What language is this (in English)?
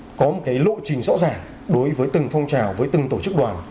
Vietnamese